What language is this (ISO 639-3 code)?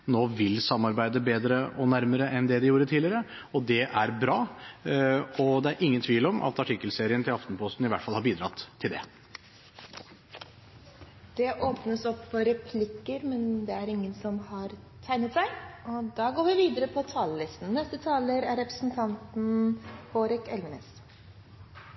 nob